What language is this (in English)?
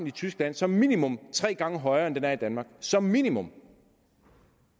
Danish